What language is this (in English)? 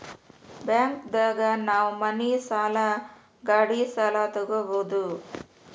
Kannada